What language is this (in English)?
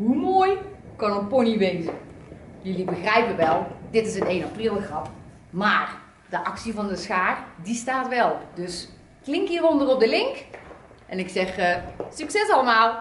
Dutch